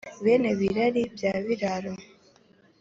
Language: Kinyarwanda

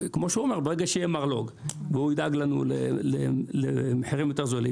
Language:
Hebrew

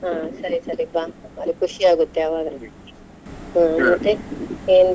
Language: Kannada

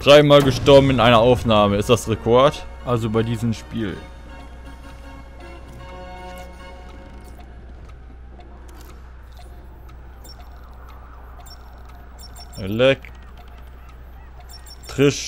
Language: German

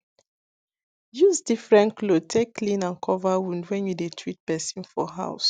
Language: Nigerian Pidgin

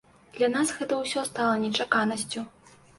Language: Belarusian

